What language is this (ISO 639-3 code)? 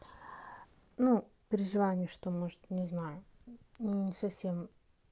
rus